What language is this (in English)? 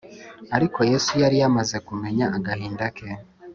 Kinyarwanda